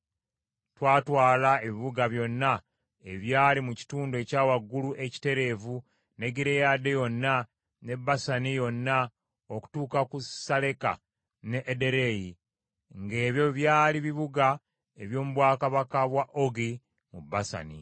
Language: Ganda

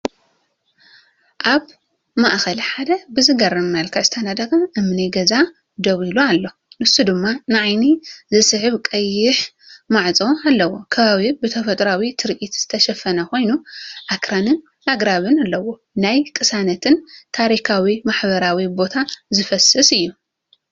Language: Tigrinya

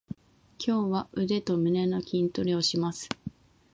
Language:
Japanese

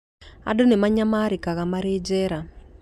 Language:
Kikuyu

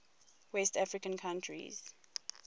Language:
English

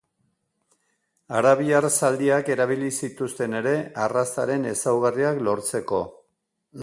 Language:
Basque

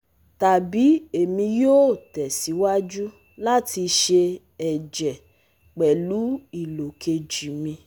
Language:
Yoruba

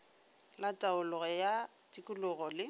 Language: Northern Sotho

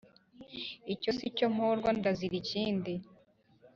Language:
Kinyarwanda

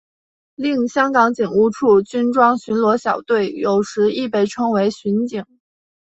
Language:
Chinese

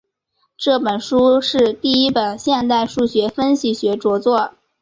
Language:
Chinese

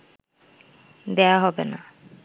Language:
Bangla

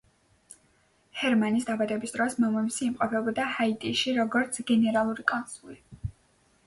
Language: Georgian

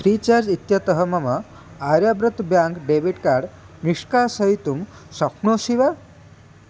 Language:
Sanskrit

